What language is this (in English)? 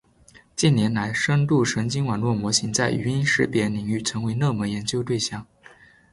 Chinese